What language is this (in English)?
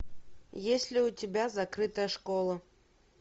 Russian